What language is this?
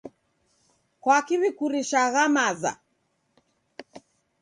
Taita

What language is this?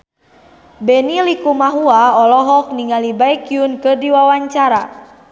Sundanese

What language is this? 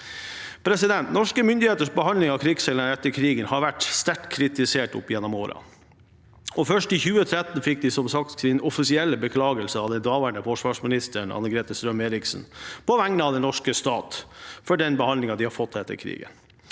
Norwegian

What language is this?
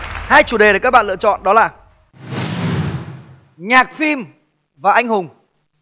Vietnamese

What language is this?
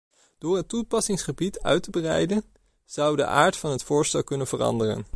Dutch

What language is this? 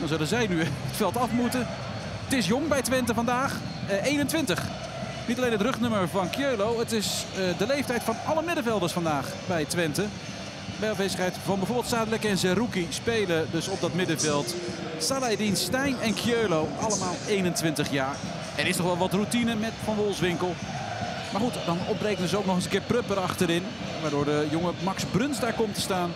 Dutch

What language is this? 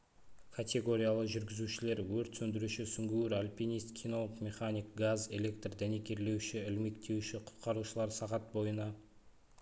Kazakh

